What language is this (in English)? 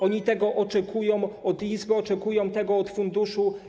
Polish